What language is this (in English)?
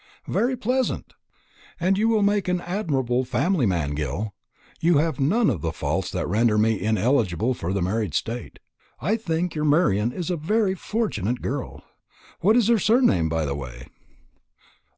English